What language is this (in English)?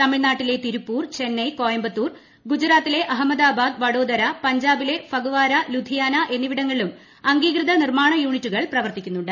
Malayalam